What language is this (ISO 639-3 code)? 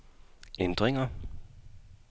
dan